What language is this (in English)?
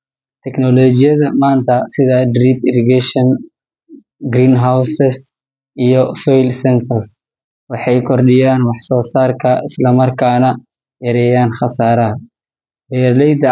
Somali